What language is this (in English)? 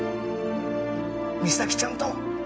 Japanese